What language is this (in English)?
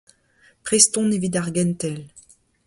Breton